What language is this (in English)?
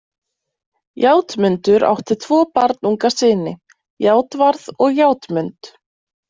Icelandic